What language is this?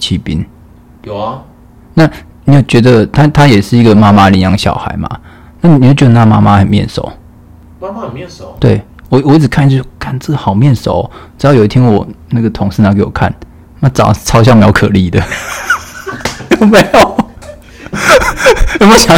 Chinese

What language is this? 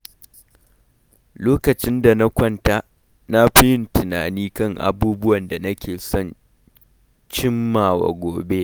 Hausa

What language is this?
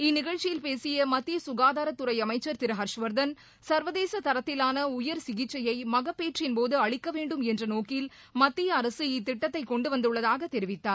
Tamil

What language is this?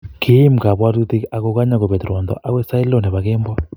Kalenjin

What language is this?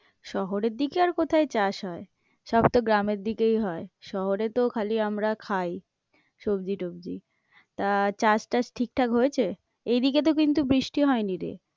Bangla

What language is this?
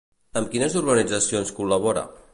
Catalan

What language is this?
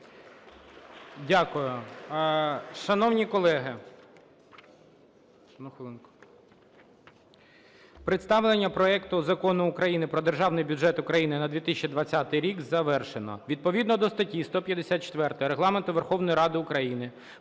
Ukrainian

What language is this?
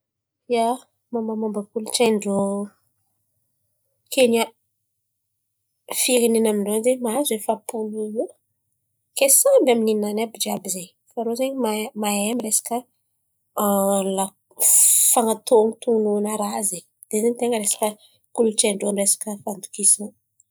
Antankarana Malagasy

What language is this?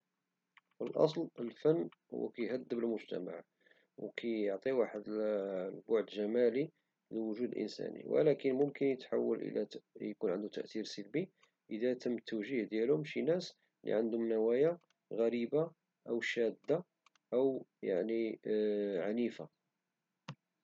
Moroccan Arabic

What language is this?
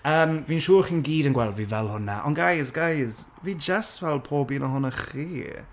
Welsh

